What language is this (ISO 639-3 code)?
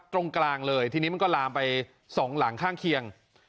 tha